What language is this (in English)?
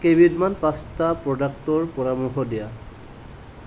Assamese